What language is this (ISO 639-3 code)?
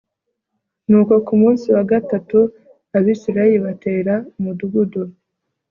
kin